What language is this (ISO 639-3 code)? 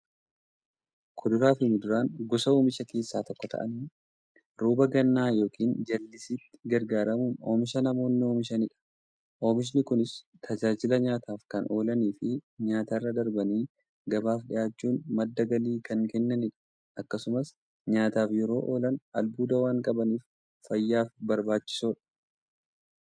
orm